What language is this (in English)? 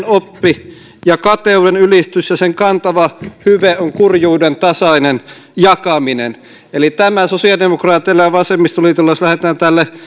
Finnish